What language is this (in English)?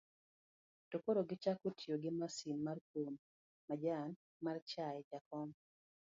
Luo (Kenya and Tanzania)